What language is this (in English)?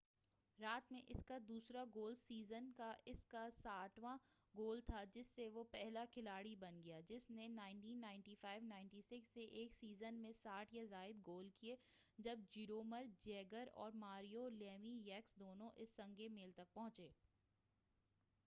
Urdu